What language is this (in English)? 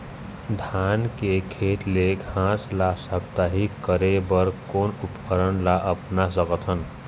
Chhattisgarhi